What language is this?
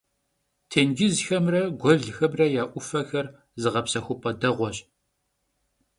Kabardian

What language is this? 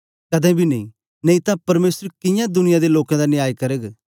Dogri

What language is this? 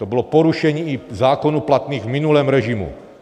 Czech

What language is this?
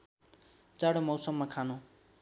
Nepali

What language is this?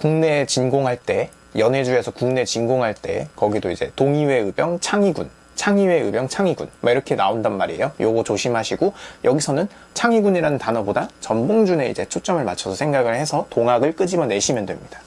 Korean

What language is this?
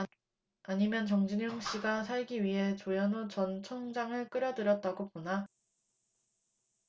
Korean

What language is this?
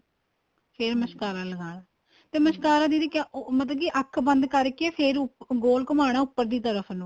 Punjabi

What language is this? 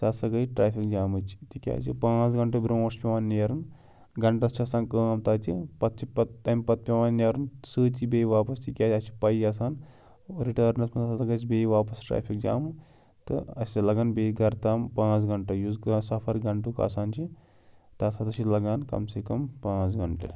Kashmiri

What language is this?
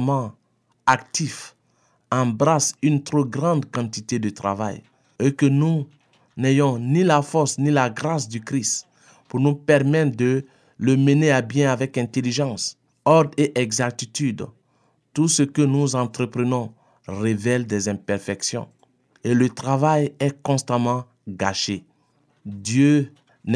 French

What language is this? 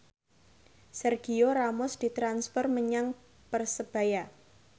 Javanese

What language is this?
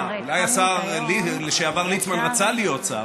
Hebrew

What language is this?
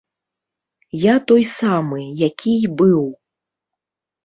Belarusian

